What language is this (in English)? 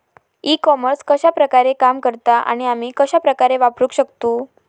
Marathi